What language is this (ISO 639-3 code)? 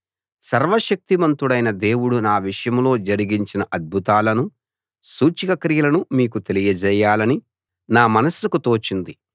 tel